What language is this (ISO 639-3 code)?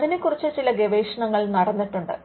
mal